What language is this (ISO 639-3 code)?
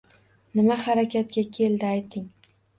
uzb